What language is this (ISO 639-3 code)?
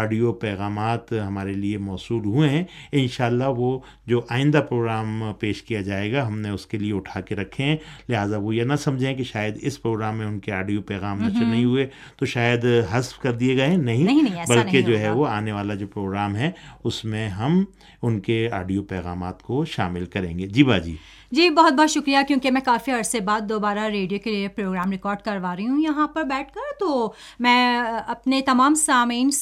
urd